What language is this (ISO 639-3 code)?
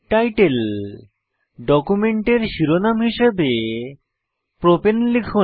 ben